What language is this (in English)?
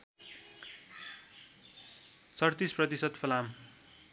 Nepali